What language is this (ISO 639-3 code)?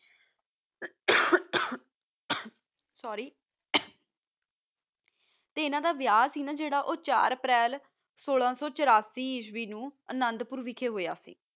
pan